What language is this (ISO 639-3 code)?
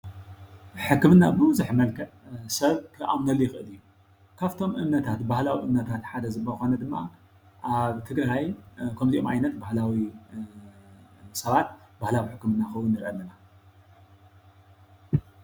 tir